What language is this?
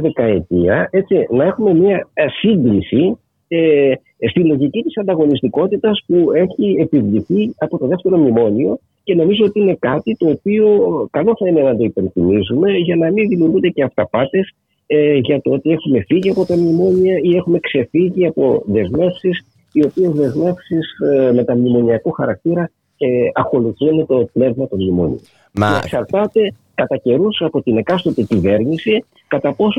Greek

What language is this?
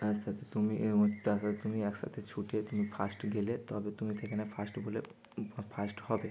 Bangla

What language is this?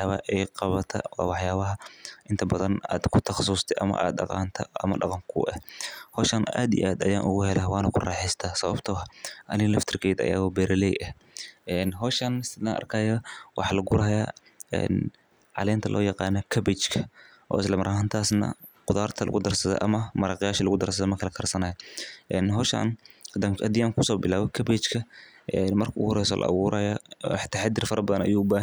Somali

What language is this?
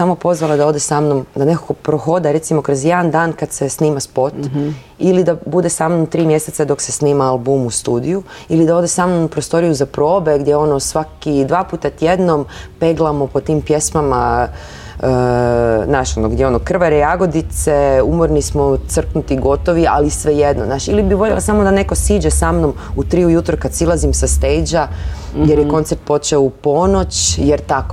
Croatian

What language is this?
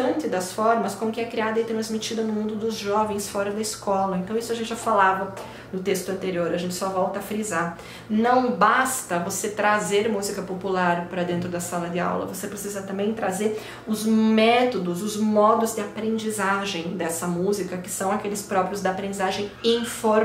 Portuguese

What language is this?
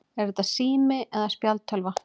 Icelandic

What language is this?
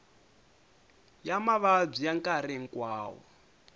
Tsonga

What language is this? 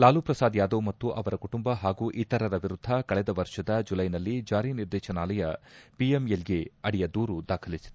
Kannada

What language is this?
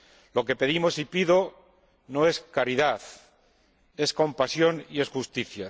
Spanish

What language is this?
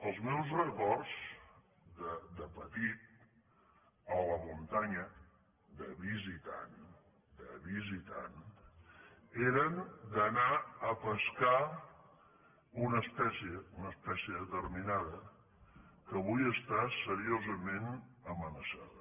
Catalan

